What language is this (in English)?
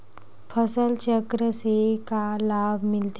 Chhattisgarhi